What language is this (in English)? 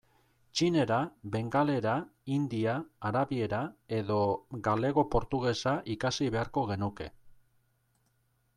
Basque